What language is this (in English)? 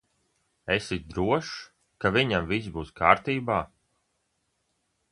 Latvian